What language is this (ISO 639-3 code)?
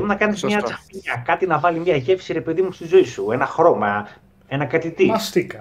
ell